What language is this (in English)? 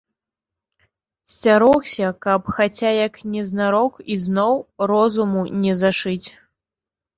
Belarusian